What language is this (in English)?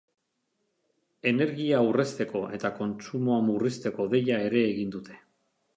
Basque